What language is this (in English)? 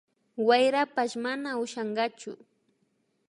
Imbabura Highland Quichua